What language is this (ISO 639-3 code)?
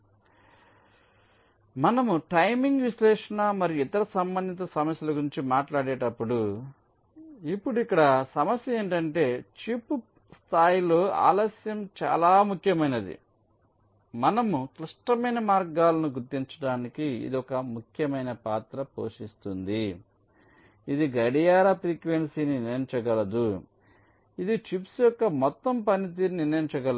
tel